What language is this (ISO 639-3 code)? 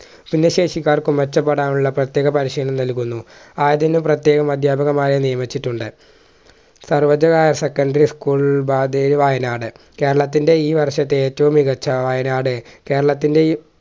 mal